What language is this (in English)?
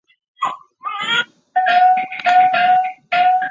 Chinese